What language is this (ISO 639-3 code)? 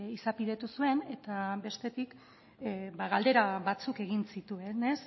eus